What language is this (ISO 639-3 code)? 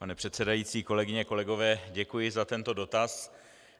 ces